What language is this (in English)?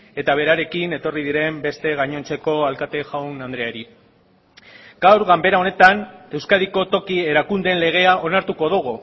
Basque